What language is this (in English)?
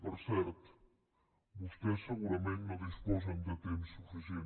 Catalan